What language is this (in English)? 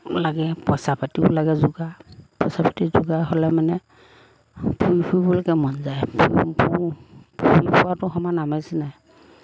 Assamese